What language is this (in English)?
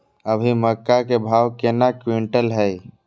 Maithili